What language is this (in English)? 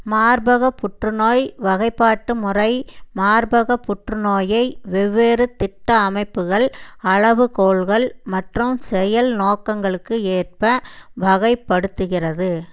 Tamil